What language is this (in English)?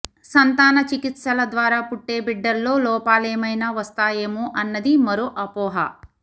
Telugu